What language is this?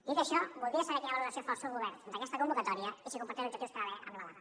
Catalan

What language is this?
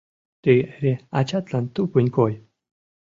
Mari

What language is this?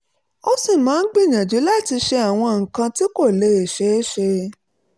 Yoruba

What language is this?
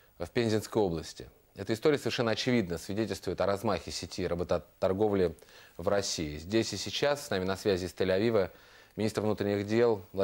Russian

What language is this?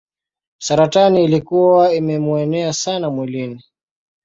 Swahili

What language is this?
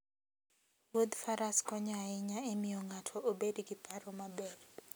Luo (Kenya and Tanzania)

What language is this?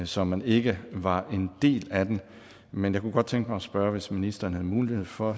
Danish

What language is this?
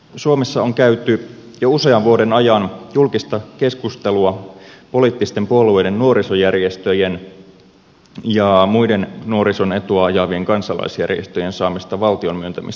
Finnish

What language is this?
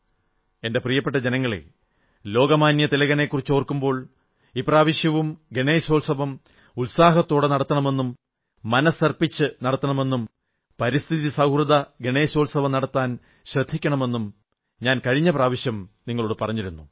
Malayalam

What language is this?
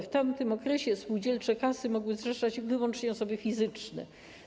Polish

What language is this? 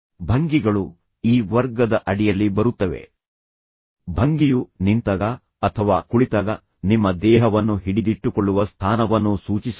Kannada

